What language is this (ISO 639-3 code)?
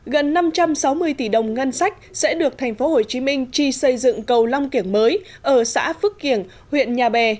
vie